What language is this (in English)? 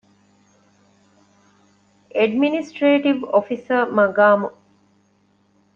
Divehi